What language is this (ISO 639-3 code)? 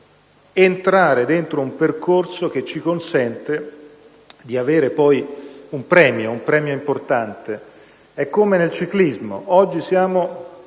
ita